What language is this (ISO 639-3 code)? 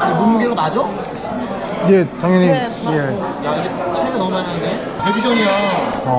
kor